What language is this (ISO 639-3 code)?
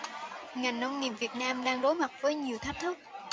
vie